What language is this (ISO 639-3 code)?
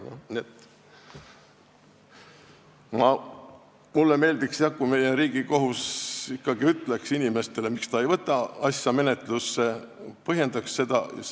est